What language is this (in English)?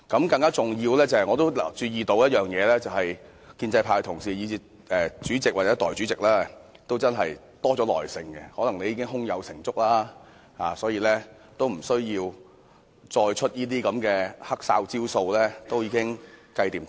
Cantonese